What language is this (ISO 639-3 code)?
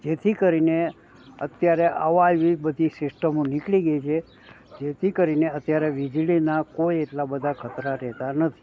guj